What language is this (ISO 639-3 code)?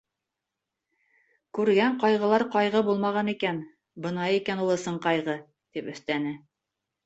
bak